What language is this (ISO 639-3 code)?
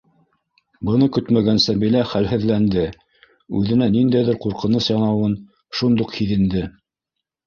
bak